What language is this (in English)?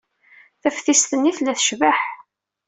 Kabyle